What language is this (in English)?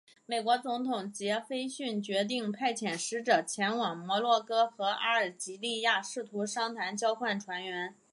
Chinese